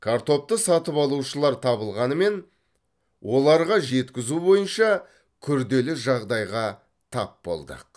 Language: Kazakh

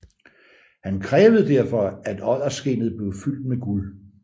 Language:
Danish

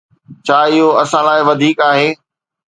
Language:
Sindhi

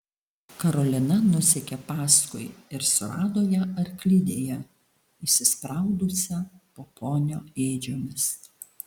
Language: Lithuanian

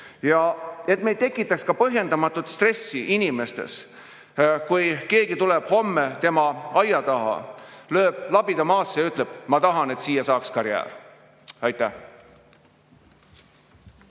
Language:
Estonian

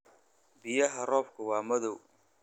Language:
Somali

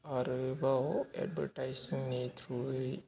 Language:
Bodo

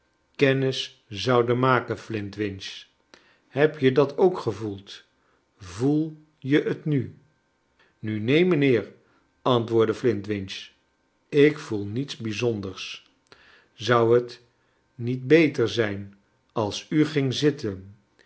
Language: Dutch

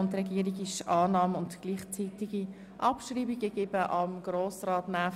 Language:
Swiss German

